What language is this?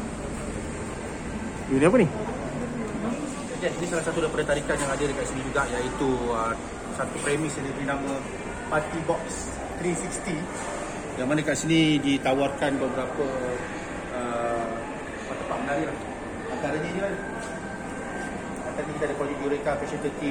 Malay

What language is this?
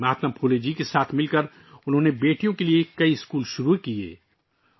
Urdu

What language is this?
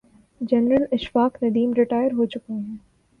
Urdu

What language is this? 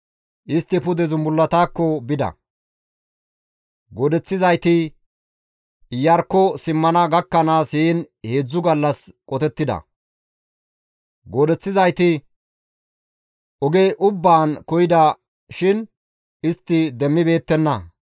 Gamo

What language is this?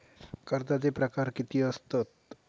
Marathi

